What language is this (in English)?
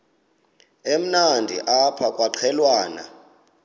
Xhosa